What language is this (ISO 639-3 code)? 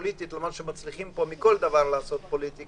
heb